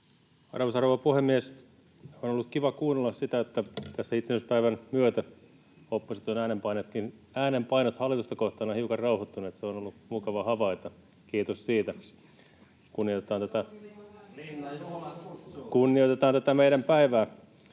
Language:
Finnish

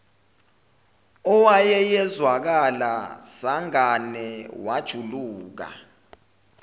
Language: Zulu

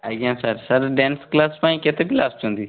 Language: Odia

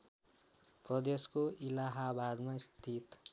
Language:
Nepali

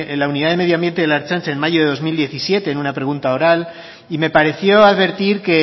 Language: Spanish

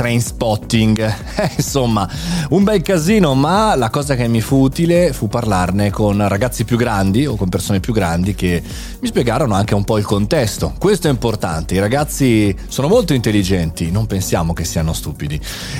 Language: Italian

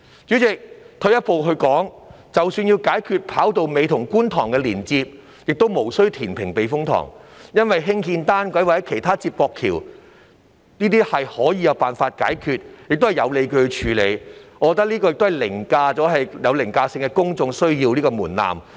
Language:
Cantonese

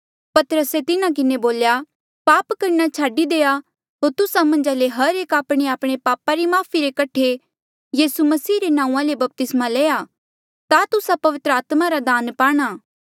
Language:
Mandeali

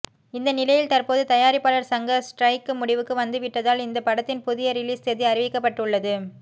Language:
Tamil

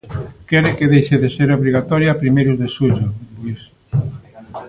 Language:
Galician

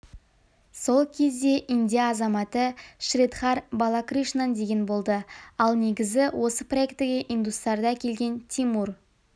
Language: Kazakh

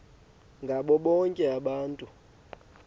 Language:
Xhosa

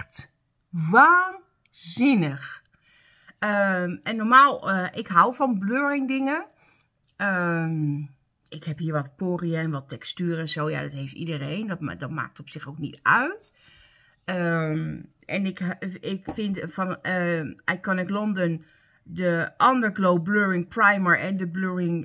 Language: Dutch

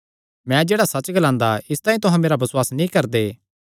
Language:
Kangri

